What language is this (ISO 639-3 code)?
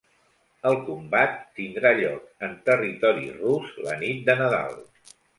cat